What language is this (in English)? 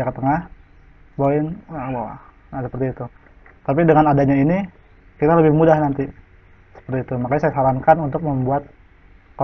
Indonesian